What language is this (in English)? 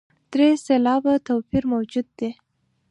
Pashto